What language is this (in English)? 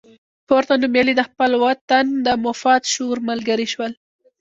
Pashto